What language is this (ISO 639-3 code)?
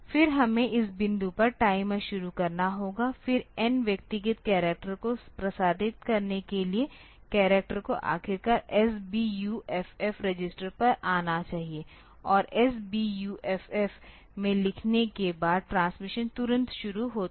hin